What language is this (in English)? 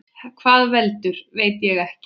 Icelandic